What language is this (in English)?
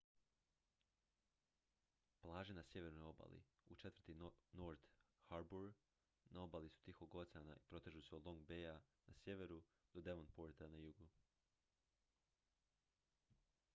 Croatian